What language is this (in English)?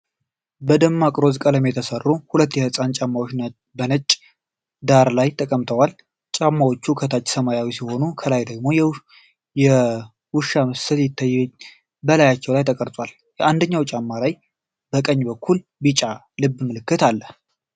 Amharic